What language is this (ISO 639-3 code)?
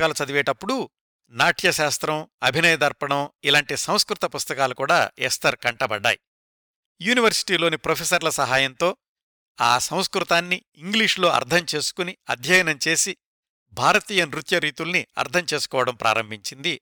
tel